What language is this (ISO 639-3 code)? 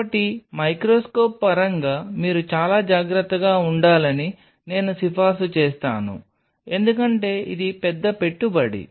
tel